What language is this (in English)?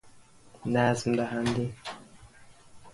Persian